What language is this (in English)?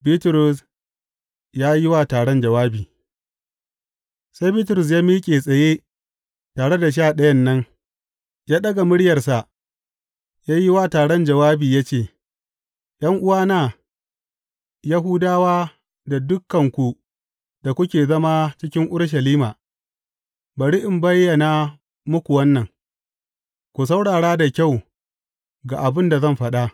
Hausa